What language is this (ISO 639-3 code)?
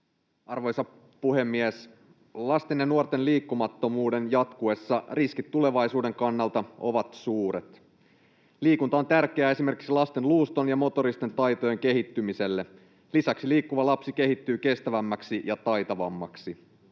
fin